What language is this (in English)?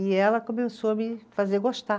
Portuguese